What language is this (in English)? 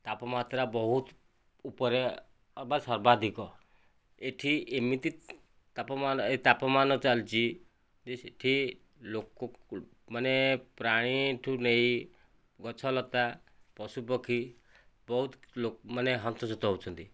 Odia